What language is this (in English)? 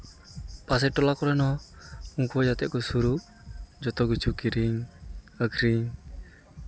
Santali